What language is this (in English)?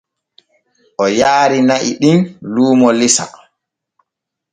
Borgu Fulfulde